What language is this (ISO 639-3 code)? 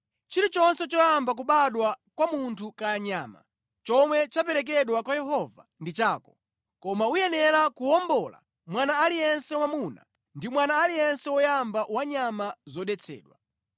nya